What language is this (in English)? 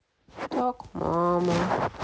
Russian